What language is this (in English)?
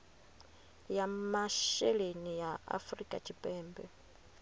Venda